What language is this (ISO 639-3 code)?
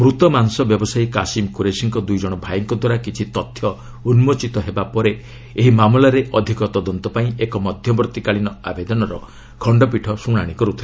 ori